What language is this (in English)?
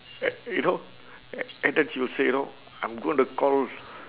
English